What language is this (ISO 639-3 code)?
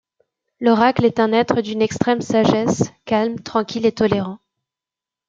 fra